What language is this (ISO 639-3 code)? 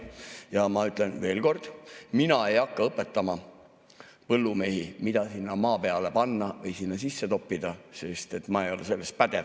est